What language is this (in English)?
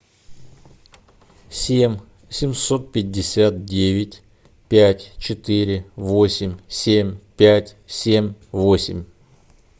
Russian